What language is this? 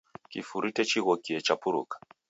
Taita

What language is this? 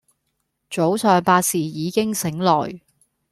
Cantonese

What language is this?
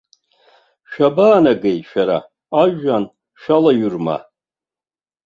Abkhazian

